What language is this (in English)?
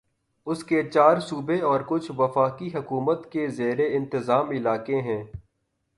Urdu